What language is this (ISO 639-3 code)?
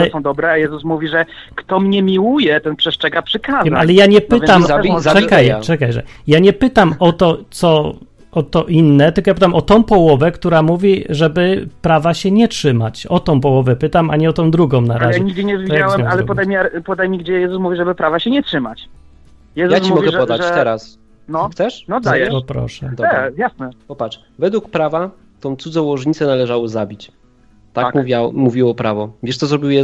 pol